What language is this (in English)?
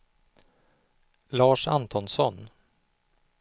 Swedish